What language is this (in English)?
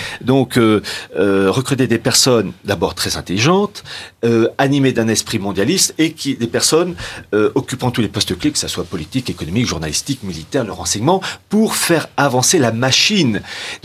French